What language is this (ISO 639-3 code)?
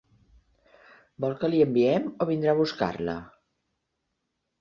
cat